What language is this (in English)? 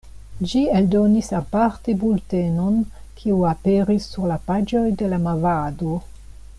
Esperanto